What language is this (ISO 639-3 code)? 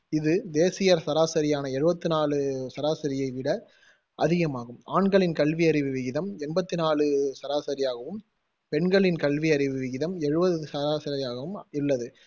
tam